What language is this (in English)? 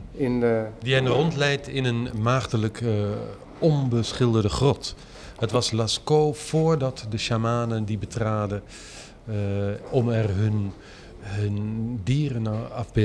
Dutch